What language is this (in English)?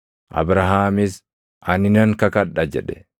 Oromo